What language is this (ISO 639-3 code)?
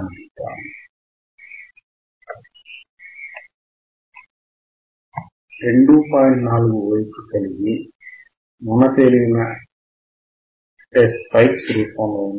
tel